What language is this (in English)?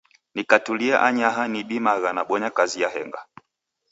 Taita